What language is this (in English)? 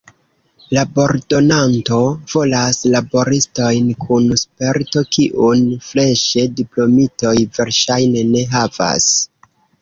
Esperanto